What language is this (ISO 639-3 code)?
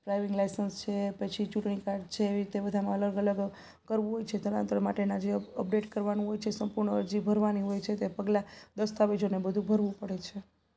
guj